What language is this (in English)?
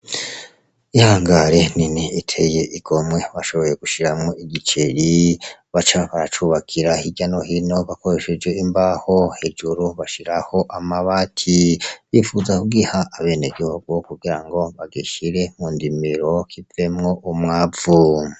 Rundi